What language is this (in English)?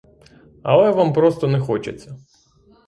Ukrainian